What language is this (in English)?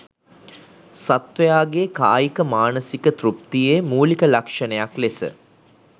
Sinhala